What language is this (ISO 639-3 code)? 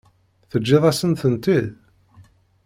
kab